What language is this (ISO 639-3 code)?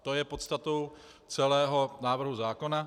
ces